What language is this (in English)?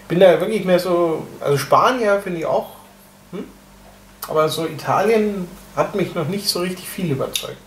German